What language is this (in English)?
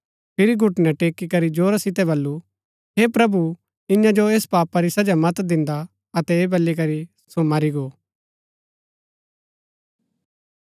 Gaddi